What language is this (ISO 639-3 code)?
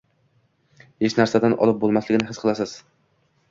uzb